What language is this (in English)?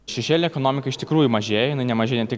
Lithuanian